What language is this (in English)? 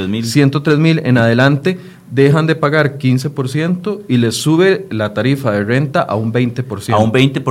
Spanish